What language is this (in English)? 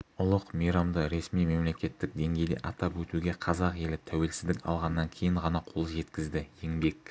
Kazakh